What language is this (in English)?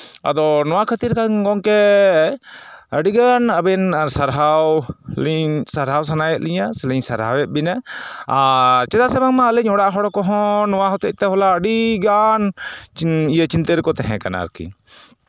Santali